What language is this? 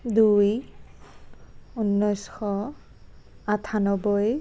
Assamese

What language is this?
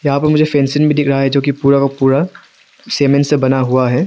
Hindi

